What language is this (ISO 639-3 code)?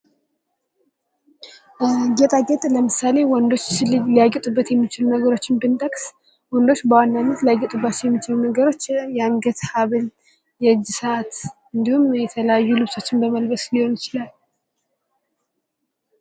amh